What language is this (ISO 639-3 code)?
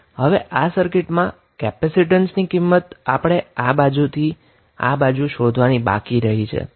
guj